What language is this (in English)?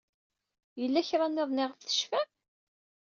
Kabyle